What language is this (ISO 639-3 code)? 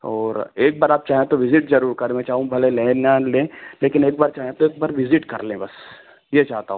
hin